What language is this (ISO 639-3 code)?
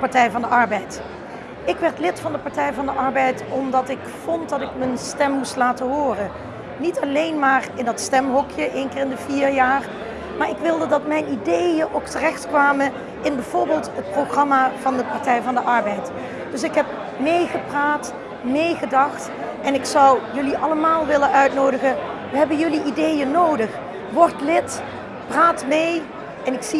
nld